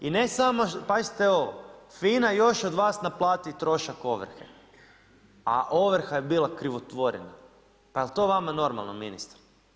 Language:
Croatian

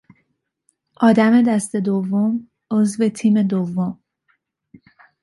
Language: Persian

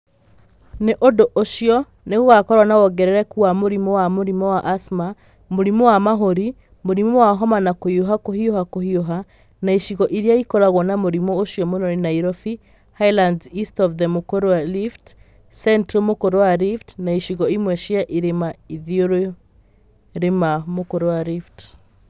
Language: Kikuyu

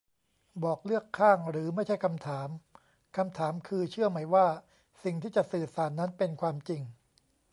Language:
Thai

